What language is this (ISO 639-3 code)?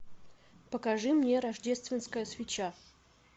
rus